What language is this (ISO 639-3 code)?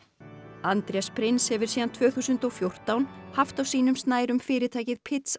isl